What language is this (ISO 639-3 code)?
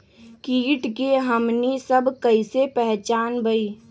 mag